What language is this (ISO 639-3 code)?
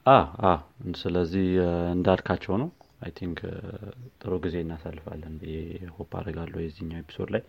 amh